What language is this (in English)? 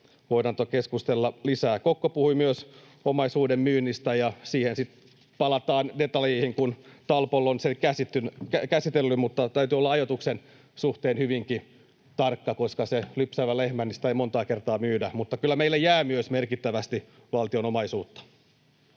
Finnish